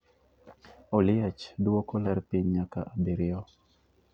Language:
Luo (Kenya and Tanzania)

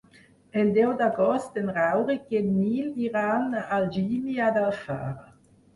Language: Catalan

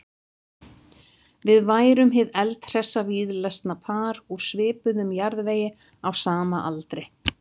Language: Icelandic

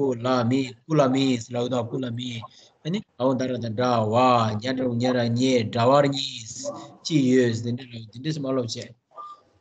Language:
Romanian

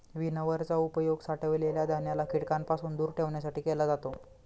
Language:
Marathi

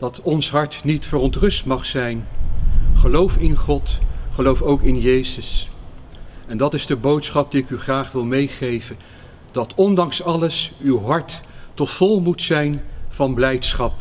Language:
Dutch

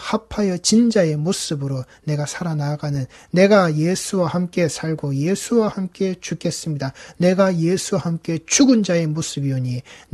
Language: Korean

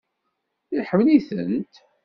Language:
Kabyle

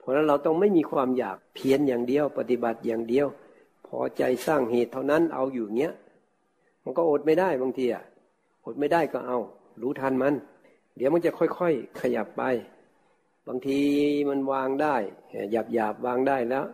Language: Thai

